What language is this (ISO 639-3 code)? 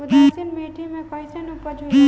bho